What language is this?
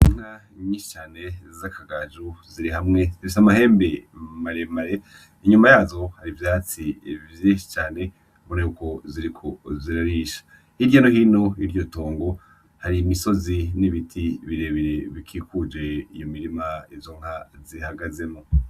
Rundi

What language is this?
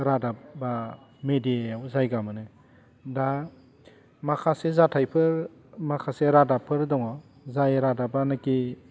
Bodo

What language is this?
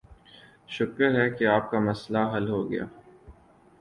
Urdu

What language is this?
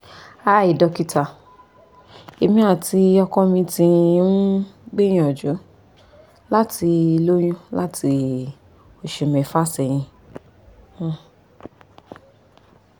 Yoruba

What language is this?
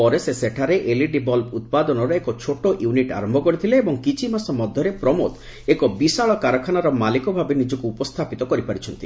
Odia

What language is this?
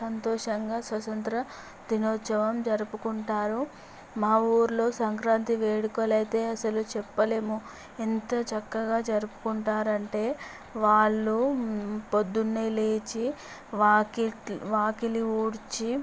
Telugu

